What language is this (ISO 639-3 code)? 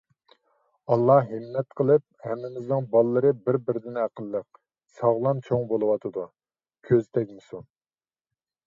uig